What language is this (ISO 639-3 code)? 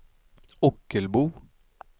swe